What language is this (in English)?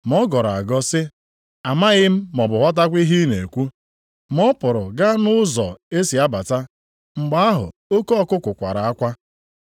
Igbo